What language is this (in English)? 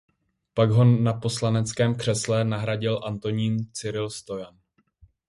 Czech